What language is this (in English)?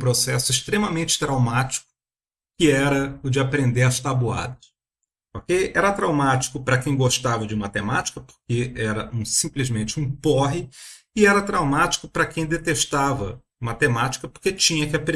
Portuguese